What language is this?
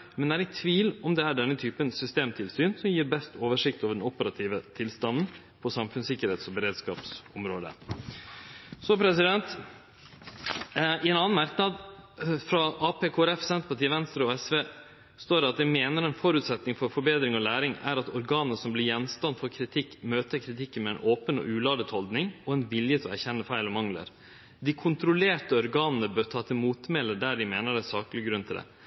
Norwegian Nynorsk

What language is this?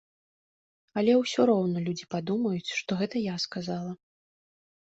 Belarusian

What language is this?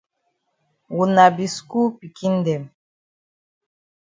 Cameroon Pidgin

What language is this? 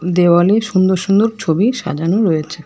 Bangla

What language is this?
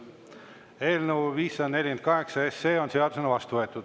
Estonian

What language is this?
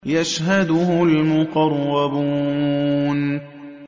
Arabic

